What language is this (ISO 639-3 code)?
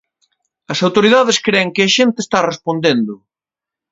glg